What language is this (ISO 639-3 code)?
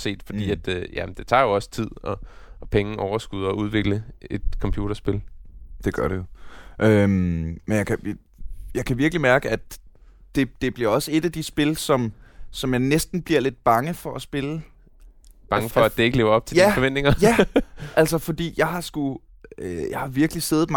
dan